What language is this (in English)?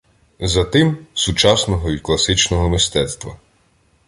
Ukrainian